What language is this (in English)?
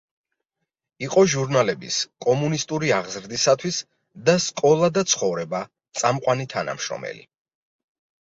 Georgian